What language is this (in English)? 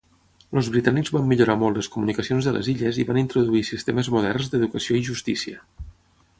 Catalan